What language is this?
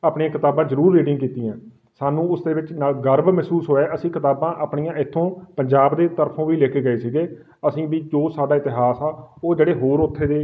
Punjabi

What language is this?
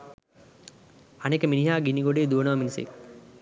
Sinhala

